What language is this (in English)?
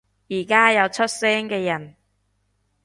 Cantonese